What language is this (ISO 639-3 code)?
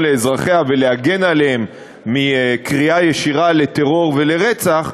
heb